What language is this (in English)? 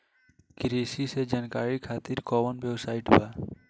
Bhojpuri